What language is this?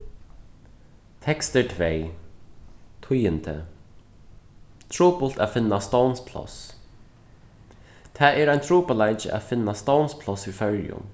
Faroese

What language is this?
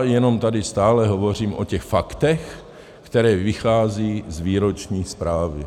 Czech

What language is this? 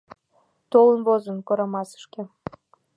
Mari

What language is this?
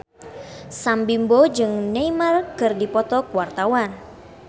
Sundanese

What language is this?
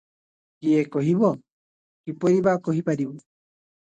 Odia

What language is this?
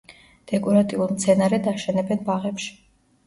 Georgian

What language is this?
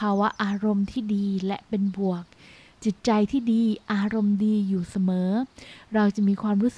Thai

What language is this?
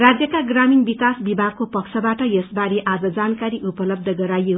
Nepali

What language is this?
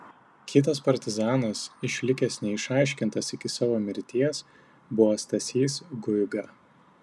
Lithuanian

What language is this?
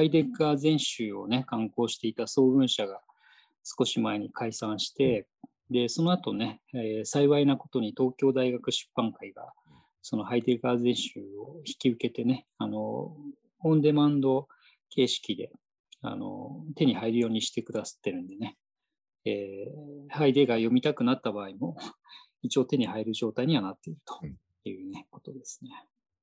Japanese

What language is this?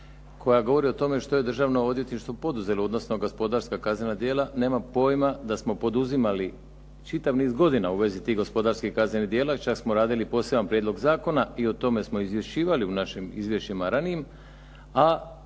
Croatian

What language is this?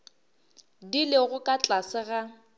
Northern Sotho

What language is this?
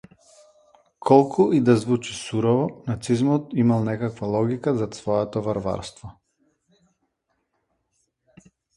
Macedonian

